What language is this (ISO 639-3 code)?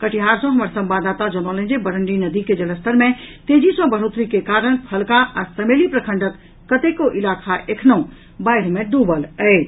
mai